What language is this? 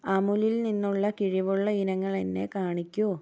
Malayalam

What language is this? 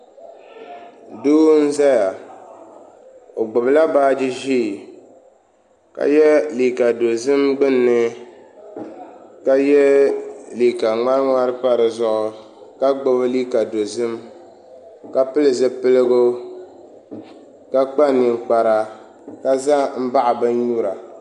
Dagbani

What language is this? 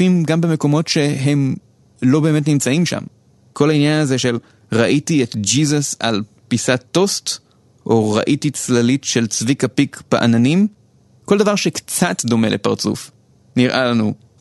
Hebrew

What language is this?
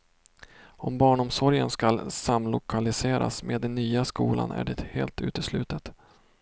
Swedish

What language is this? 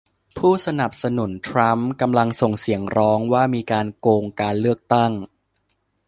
Thai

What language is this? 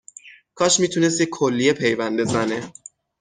Persian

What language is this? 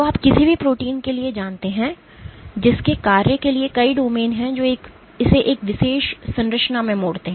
Hindi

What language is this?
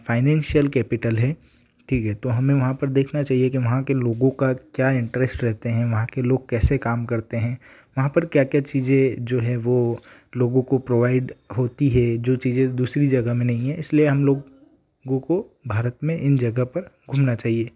Hindi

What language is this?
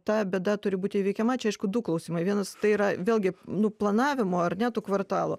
Lithuanian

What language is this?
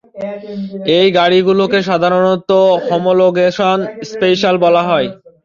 Bangla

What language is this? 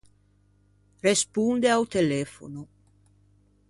Ligurian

